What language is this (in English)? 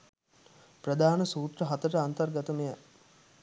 Sinhala